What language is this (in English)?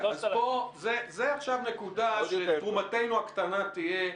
Hebrew